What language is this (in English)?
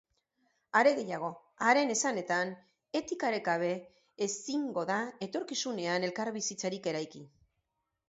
Basque